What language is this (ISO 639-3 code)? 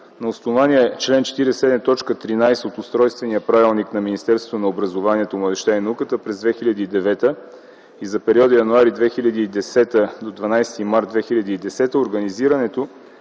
bul